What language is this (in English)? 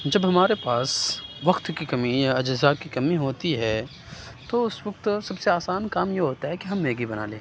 Urdu